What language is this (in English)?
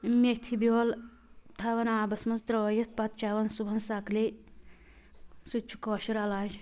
Kashmiri